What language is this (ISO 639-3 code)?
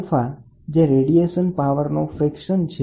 guj